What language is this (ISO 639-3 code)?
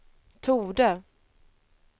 swe